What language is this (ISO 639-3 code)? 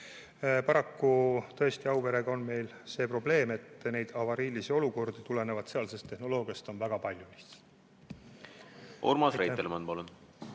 est